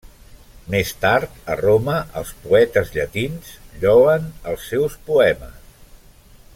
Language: Catalan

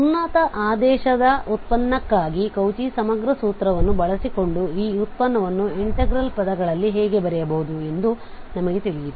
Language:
Kannada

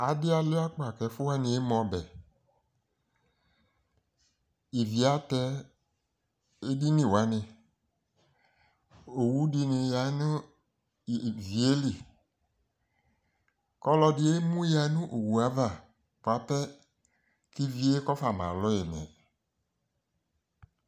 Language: Ikposo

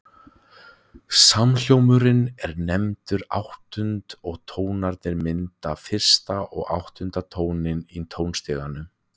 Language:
Icelandic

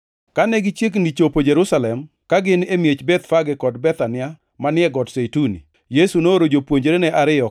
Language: Luo (Kenya and Tanzania)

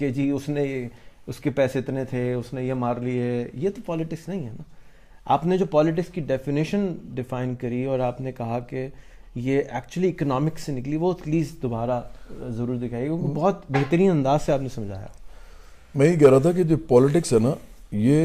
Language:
Urdu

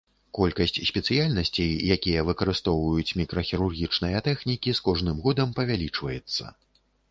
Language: Belarusian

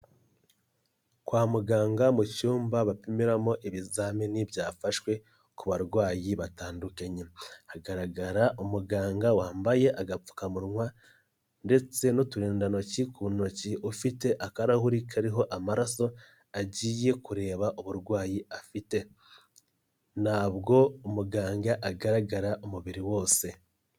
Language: Kinyarwanda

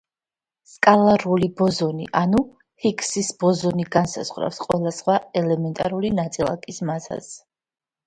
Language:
Georgian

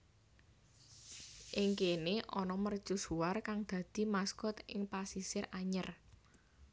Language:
Javanese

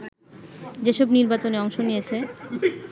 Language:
Bangla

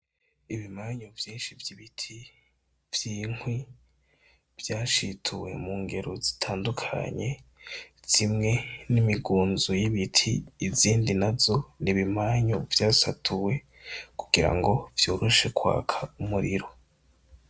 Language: Rundi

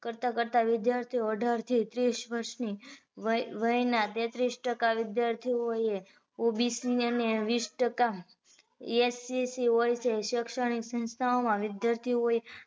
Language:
Gujarati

